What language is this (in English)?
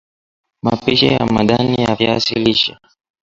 Swahili